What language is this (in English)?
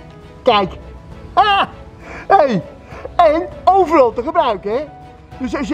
Dutch